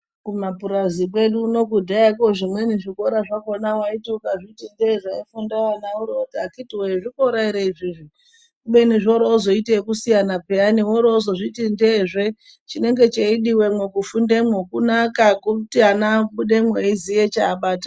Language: Ndau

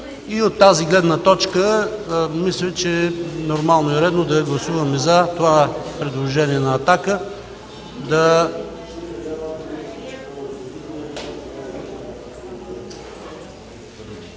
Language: Bulgarian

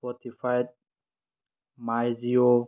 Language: Manipuri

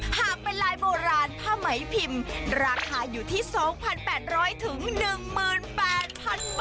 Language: Thai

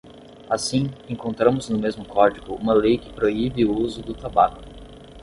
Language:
Portuguese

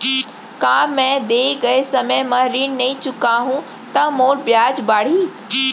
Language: Chhattisgarhi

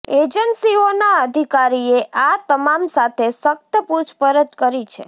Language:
Gujarati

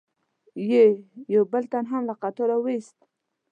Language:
Pashto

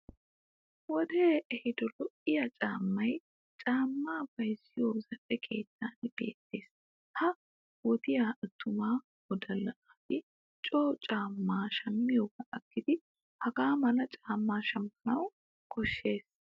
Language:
Wolaytta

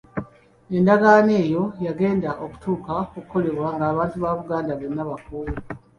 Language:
Ganda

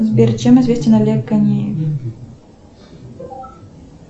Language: Russian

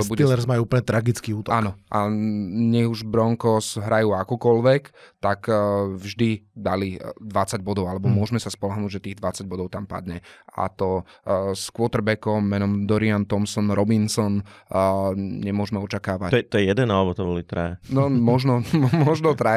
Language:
Slovak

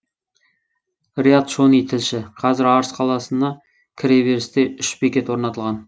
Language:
Kazakh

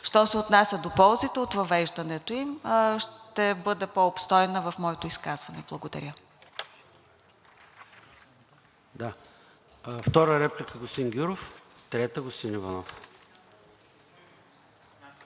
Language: Bulgarian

